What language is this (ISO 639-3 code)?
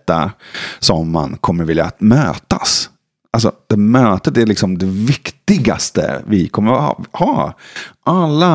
swe